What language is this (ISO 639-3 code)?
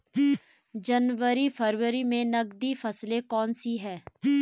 hin